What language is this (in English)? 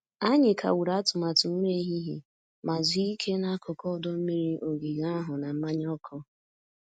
Igbo